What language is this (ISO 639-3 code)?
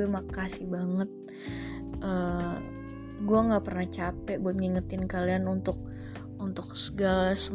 ind